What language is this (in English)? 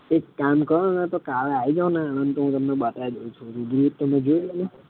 Gujarati